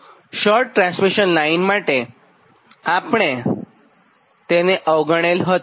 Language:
Gujarati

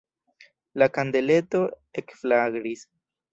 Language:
Esperanto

